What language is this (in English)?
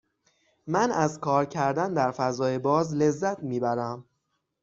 Persian